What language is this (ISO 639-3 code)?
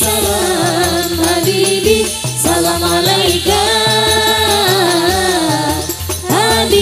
vie